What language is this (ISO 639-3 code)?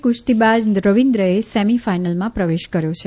guj